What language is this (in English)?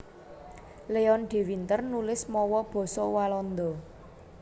Javanese